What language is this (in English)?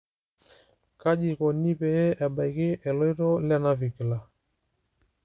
Masai